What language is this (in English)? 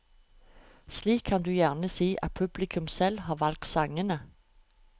Norwegian